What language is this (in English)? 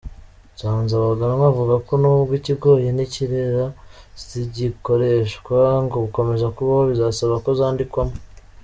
Kinyarwanda